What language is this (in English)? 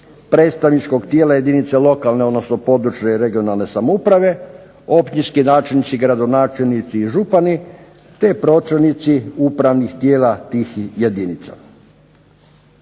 Croatian